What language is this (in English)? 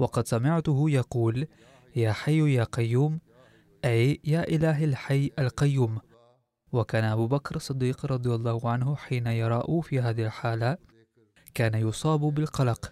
Arabic